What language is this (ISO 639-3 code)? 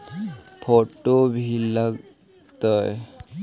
mag